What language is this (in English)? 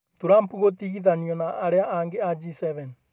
Kikuyu